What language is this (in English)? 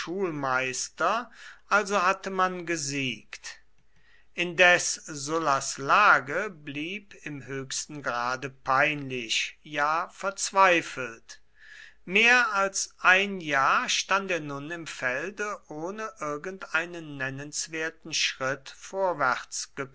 German